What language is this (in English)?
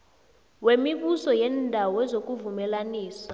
South Ndebele